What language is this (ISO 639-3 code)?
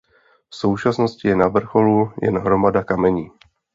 ces